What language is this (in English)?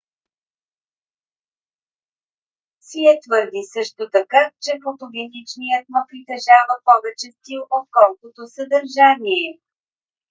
Bulgarian